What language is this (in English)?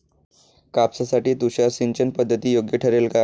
Marathi